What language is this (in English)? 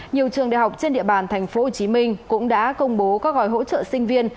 Vietnamese